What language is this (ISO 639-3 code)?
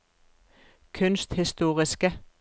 nor